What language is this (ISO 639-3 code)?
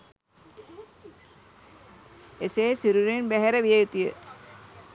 sin